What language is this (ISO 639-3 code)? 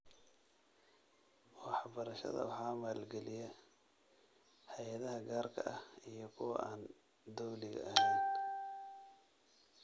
som